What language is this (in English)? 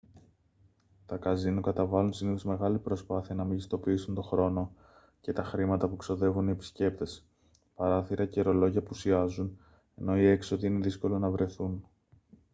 Greek